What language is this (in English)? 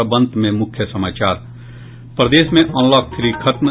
Hindi